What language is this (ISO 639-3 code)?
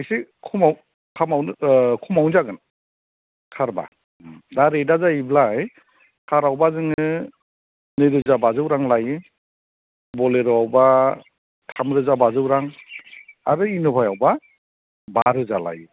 brx